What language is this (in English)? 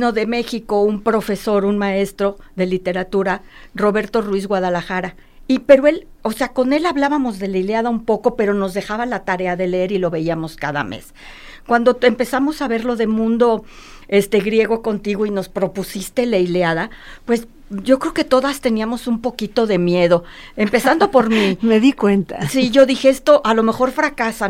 Spanish